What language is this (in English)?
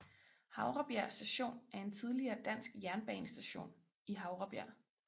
Danish